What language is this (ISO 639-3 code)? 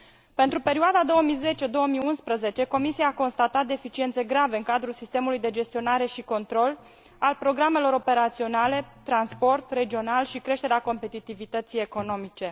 ron